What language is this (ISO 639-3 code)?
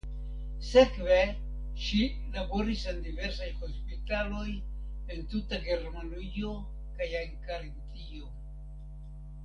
epo